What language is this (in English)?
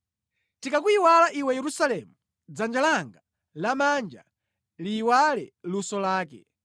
Nyanja